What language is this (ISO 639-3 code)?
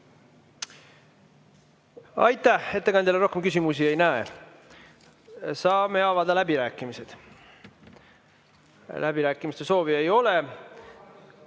est